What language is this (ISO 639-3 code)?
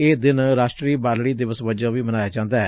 pan